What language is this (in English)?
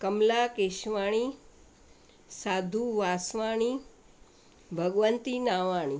Sindhi